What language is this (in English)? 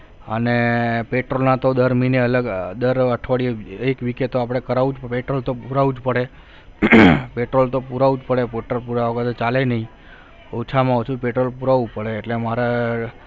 Gujarati